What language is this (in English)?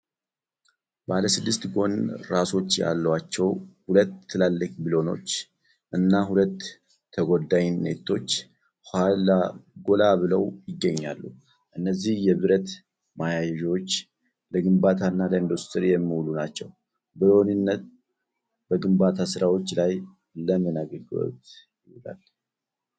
Amharic